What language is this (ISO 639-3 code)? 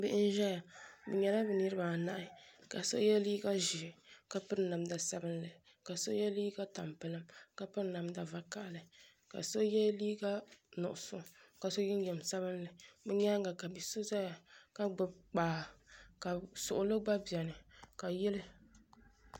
dag